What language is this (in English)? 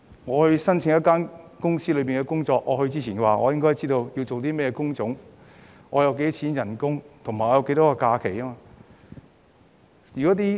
Cantonese